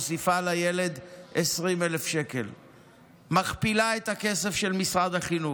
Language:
Hebrew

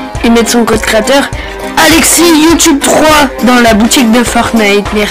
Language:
French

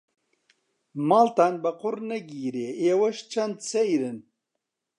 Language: Central Kurdish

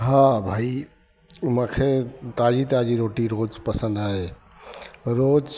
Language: Sindhi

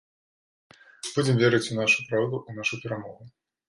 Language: Belarusian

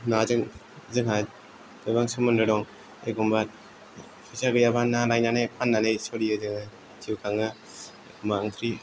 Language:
Bodo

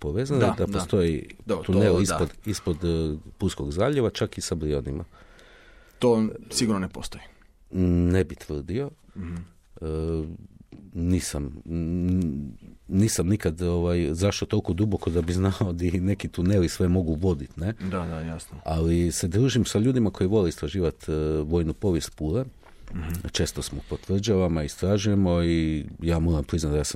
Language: Croatian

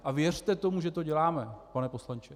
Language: Czech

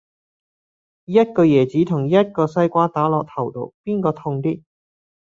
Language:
Cantonese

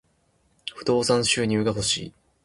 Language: Japanese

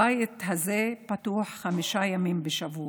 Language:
Hebrew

